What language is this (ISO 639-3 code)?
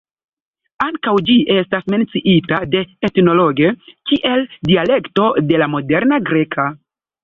epo